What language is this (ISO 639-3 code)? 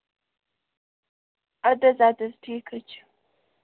kas